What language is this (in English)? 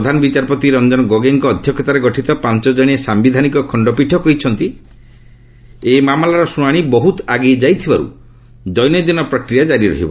Odia